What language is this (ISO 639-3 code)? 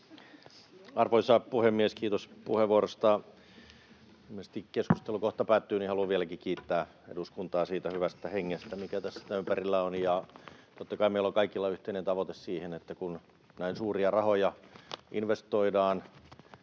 fin